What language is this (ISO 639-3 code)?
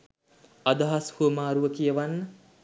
sin